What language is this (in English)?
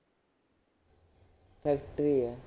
Punjabi